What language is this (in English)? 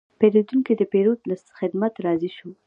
Pashto